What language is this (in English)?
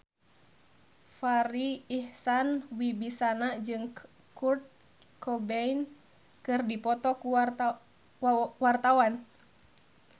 Sundanese